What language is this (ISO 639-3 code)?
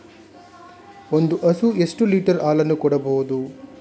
kan